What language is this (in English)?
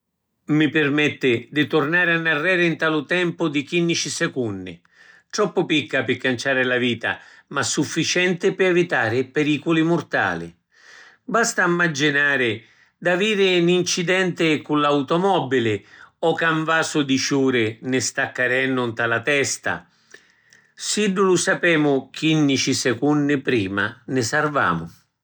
Sicilian